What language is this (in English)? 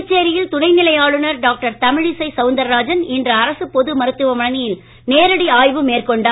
Tamil